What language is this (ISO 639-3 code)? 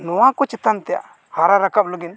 sat